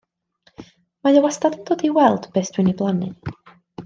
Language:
Welsh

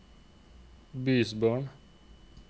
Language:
Norwegian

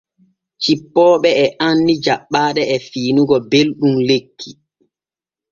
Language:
Borgu Fulfulde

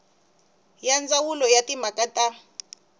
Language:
Tsonga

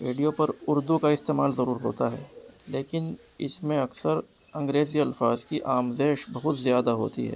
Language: Urdu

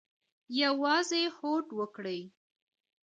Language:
Pashto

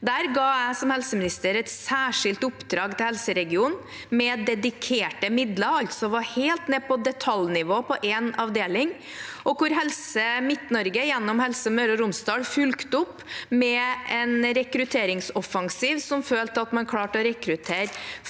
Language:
Norwegian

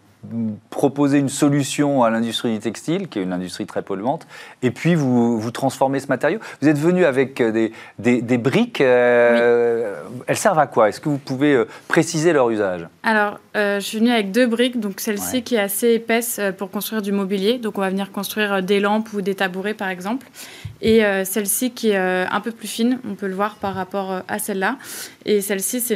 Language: French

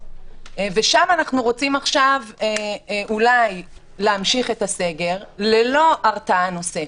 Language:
Hebrew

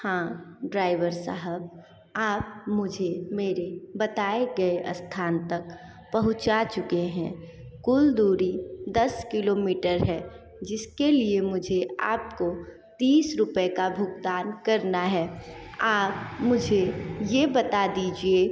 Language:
Hindi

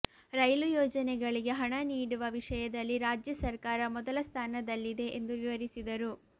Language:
Kannada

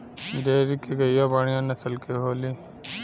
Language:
Bhojpuri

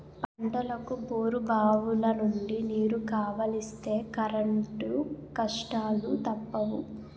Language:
Telugu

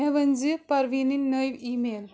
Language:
Kashmiri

